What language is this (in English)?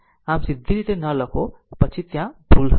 Gujarati